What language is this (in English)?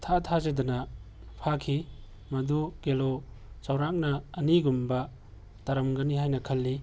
Manipuri